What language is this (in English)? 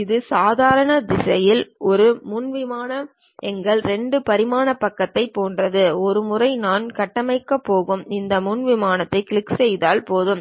Tamil